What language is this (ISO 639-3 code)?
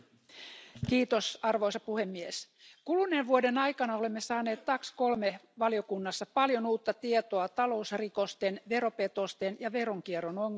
fin